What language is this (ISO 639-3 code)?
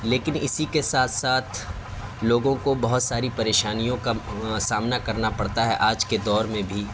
urd